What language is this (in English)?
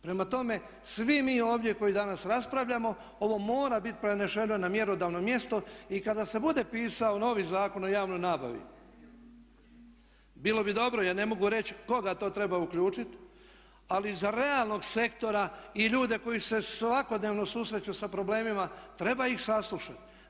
Croatian